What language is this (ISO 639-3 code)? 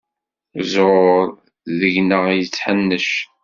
kab